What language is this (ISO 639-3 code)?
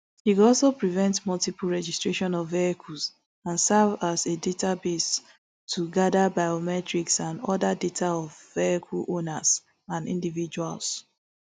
pcm